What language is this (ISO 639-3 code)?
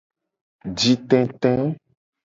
gej